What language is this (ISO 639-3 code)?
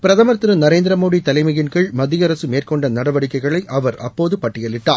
tam